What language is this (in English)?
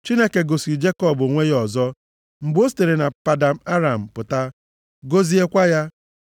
Igbo